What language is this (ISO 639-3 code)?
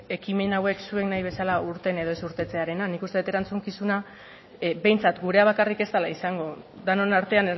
eus